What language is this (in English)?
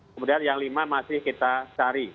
Indonesian